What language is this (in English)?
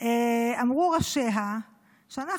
Hebrew